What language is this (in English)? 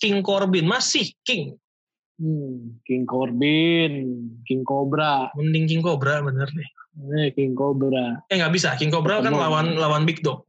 Indonesian